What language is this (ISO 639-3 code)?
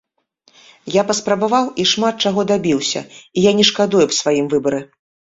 bel